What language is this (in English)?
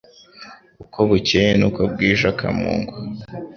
Kinyarwanda